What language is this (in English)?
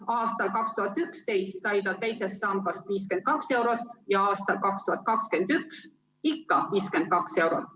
Estonian